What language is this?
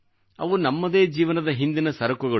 Kannada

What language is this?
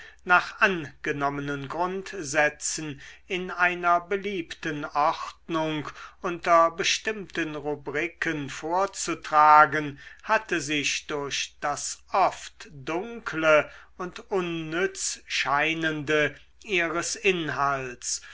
German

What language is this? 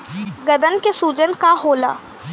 Bhojpuri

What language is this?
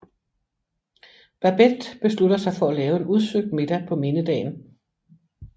Danish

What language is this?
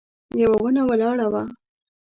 Pashto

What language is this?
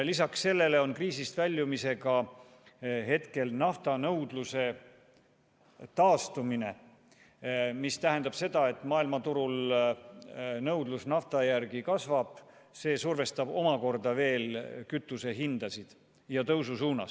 Estonian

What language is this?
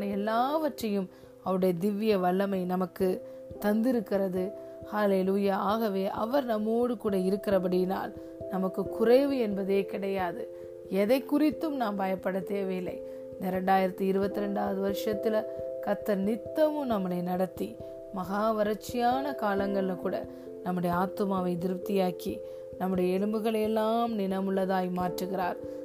Tamil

